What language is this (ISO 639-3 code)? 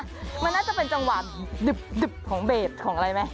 tha